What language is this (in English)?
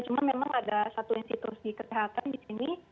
Indonesian